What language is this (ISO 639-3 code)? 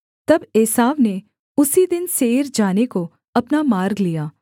hin